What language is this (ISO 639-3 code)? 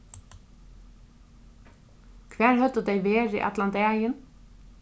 fao